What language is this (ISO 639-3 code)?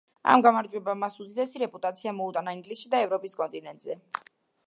kat